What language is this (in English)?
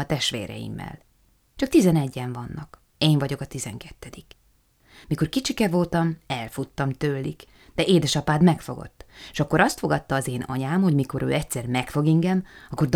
Hungarian